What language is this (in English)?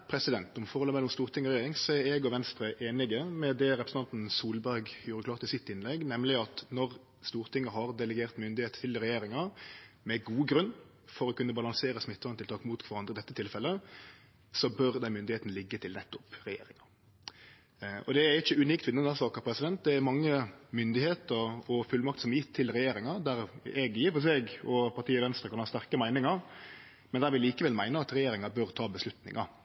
Norwegian Nynorsk